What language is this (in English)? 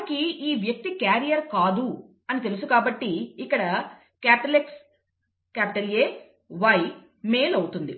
Telugu